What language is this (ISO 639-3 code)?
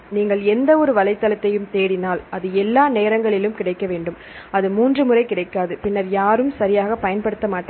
tam